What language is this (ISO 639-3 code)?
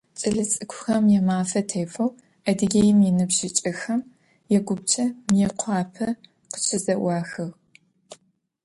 ady